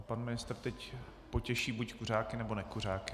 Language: Czech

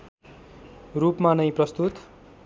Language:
Nepali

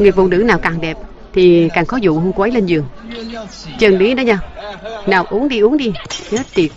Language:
Vietnamese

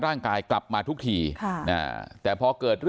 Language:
Thai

